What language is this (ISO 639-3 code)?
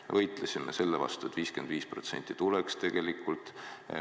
est